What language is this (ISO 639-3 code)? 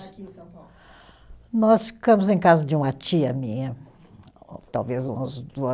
por